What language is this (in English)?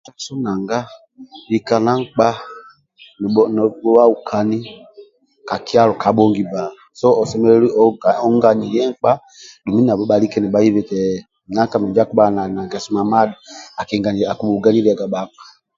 Amba (Uganda)